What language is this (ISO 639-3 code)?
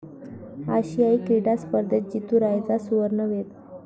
mar